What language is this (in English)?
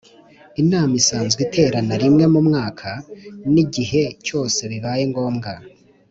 Kinyarwanda